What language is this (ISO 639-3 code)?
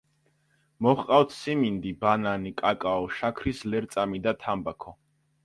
kat